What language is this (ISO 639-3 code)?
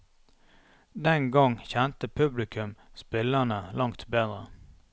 nor